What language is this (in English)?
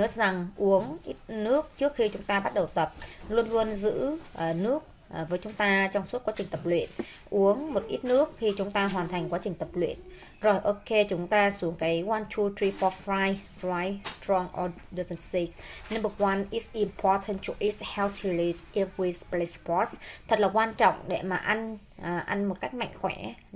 Vietnamese